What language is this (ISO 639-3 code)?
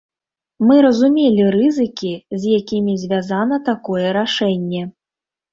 bel